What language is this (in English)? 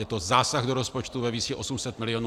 Czech